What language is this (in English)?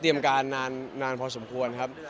Thai